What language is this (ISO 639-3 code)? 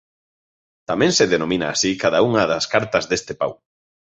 glg